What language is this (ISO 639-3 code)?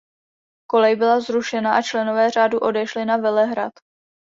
ces